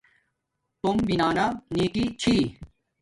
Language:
Domaaki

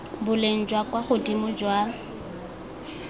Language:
Tswana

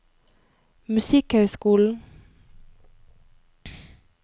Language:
Norwegian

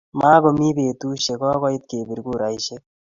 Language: Kalenjin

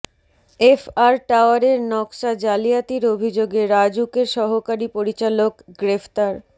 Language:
Bangla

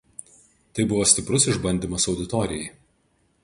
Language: Lithuanian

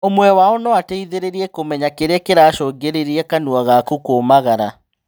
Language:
Kikuyu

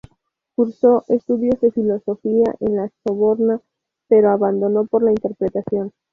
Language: Spanish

